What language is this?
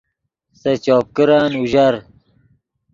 Yidgha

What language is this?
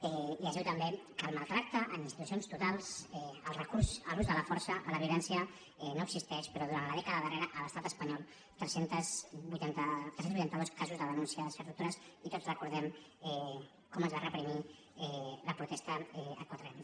Catalan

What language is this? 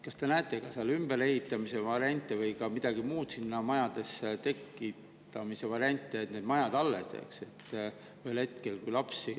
Estonian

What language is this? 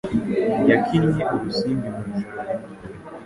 Kinyarwanda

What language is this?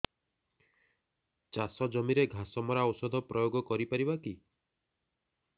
Odia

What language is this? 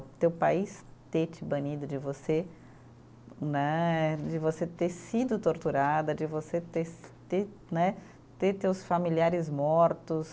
Portuguese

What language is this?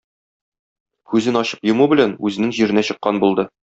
Tatar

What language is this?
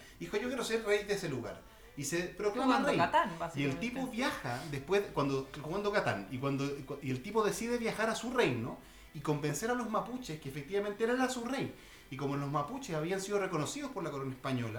Spanish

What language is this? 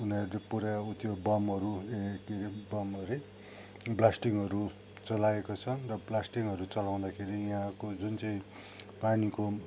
Nepali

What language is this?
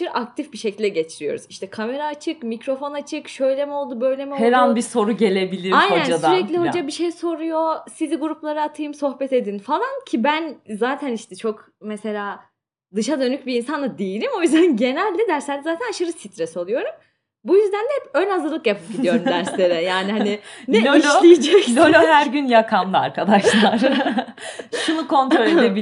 Turkish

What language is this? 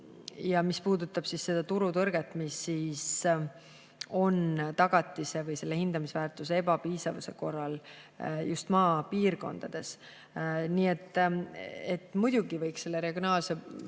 Estonian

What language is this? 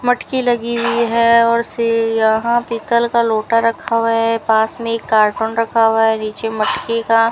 Hindi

